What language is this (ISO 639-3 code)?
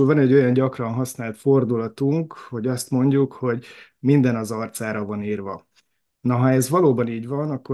hun